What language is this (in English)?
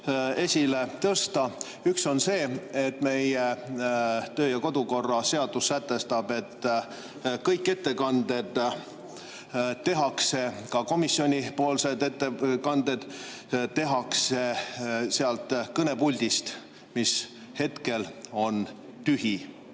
Estonian